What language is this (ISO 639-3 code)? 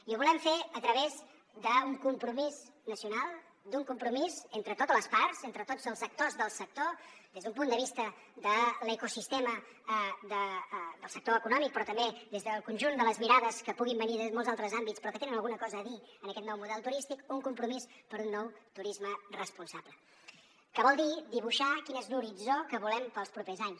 cat